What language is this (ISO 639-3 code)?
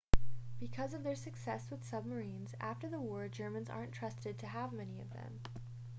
eng